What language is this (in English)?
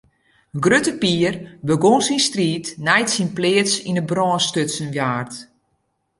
Western Frisian